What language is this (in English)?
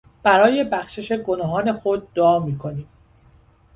Persian